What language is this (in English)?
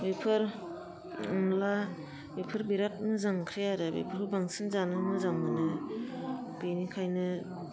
Bodo